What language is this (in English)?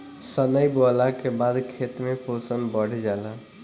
Bhojpuri